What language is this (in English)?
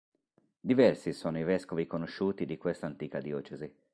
Italian